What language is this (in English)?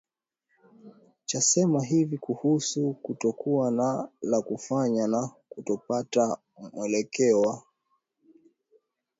Swahili